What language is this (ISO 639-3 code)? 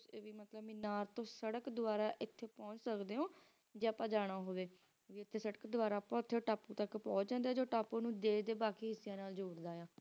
pan